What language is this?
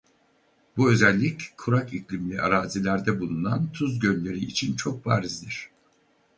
Turkish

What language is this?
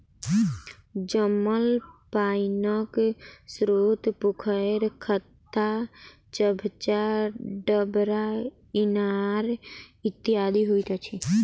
Maithili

